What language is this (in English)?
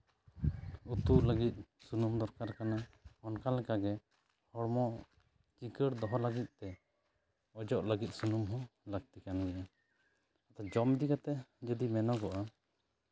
Santali